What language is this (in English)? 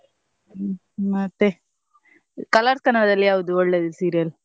Kannada